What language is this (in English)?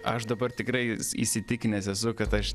Lithuanian